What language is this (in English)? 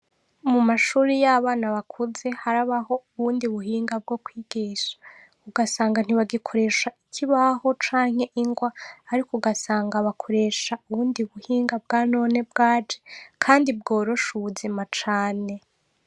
Rundi